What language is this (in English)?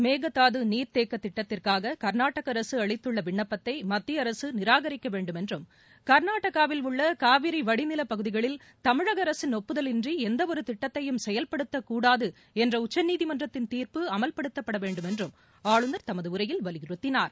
Tamil